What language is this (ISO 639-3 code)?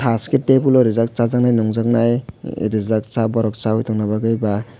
trp